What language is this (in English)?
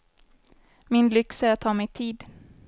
Swedish